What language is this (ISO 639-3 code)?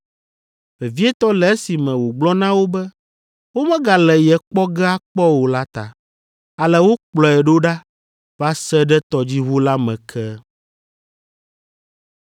ewe